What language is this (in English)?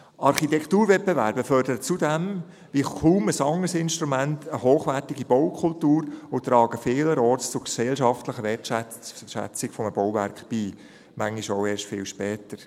Swiss German